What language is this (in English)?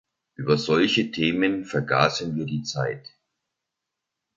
German